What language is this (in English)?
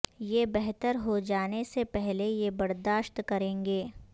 Urdu